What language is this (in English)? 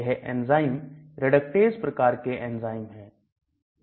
Hindi